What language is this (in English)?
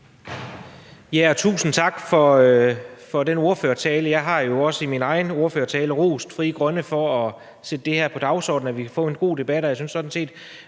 Danish